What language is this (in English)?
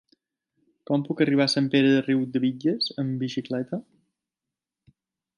Catalan